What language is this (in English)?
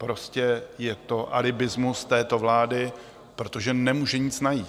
Czech